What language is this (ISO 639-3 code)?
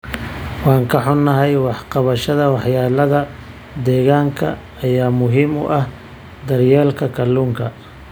som